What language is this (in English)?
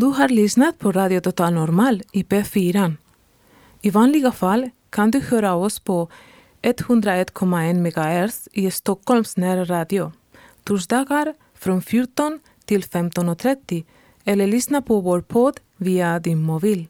Swedish